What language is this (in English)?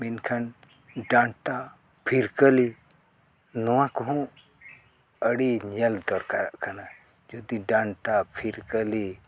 Santali